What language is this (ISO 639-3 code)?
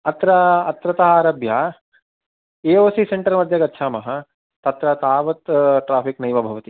san